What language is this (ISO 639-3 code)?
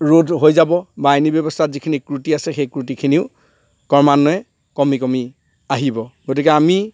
asm